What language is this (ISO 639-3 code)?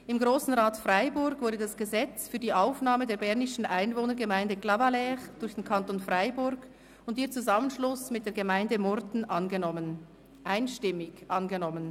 gsw